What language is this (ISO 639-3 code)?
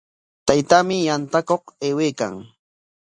qwa